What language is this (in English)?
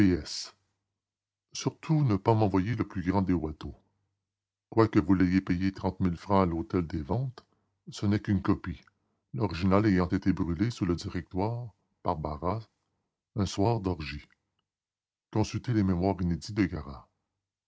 French